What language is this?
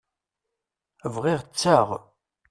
Kabyle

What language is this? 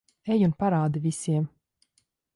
Latvian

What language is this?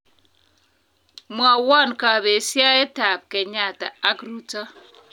Kalenjin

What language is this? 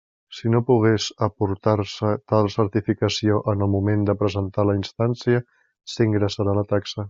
Catalan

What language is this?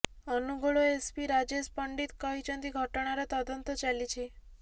Odia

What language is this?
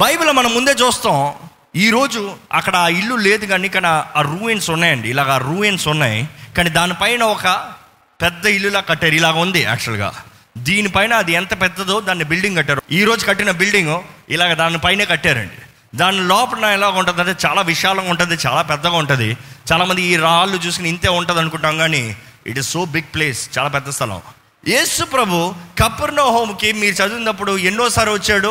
Telugu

